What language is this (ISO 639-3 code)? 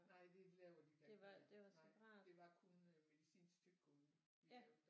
dan